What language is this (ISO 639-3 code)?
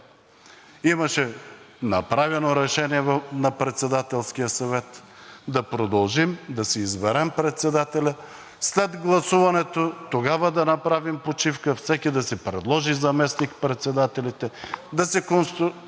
bul